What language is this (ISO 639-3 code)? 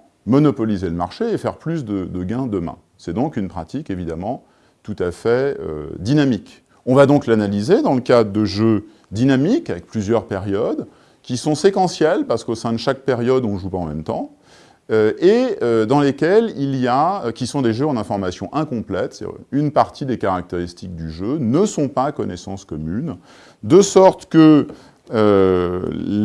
fra